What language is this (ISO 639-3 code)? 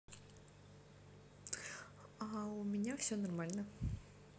rus